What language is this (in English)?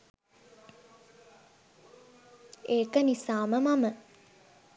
Sinhala